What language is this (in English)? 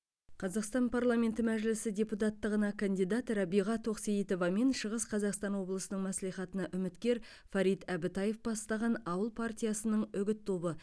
Kazakh